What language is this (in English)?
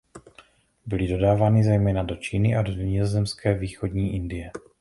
Czech